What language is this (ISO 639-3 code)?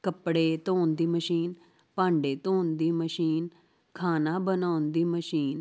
pan